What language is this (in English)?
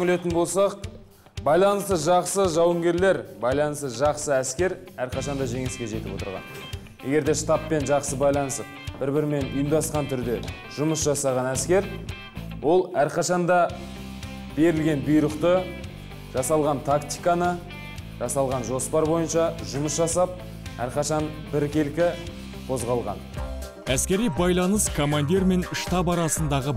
Turkish